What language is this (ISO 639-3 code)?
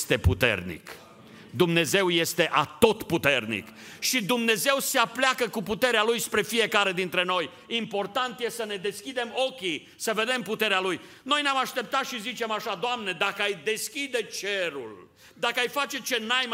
ron